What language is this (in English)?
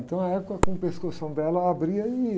Portuguese